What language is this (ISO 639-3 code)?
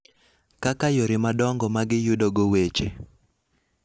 luo